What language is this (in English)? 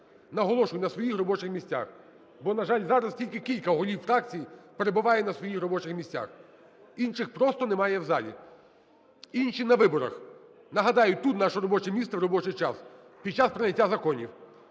Ukrainian